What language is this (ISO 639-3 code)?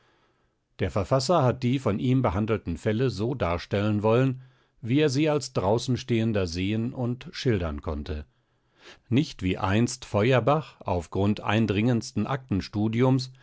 deu